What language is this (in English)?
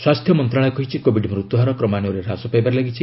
Odia